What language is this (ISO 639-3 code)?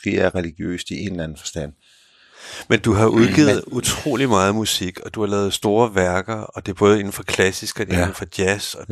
dan